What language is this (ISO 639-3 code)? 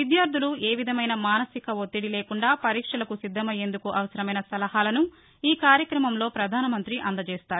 tel